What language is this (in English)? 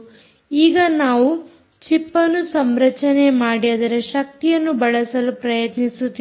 Kannada